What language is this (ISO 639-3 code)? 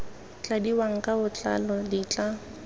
tsn